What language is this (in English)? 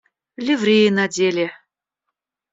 Russian